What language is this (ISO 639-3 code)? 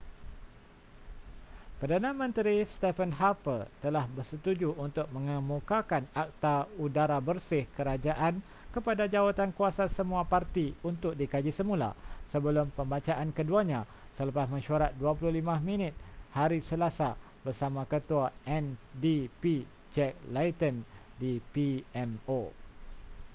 msa